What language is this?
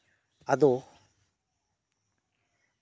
Santali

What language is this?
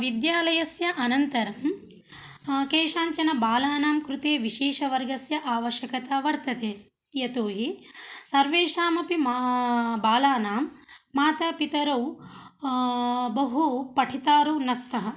Sanskrit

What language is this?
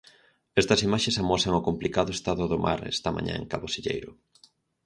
Galician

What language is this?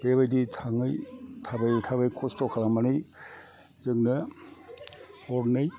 Bodo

